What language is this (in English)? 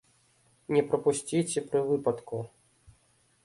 Belarusian